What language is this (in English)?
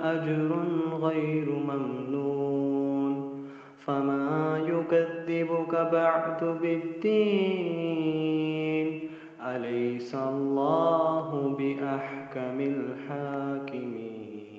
Arabic